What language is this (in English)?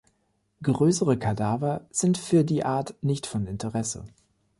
German